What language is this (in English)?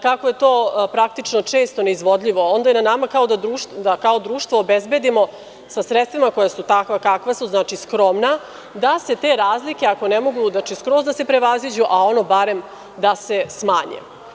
Serbian